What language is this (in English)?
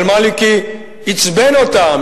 Hebrew